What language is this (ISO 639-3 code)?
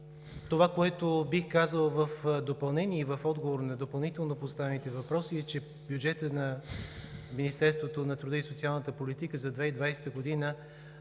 bul